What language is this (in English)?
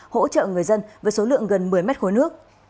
Vietnamese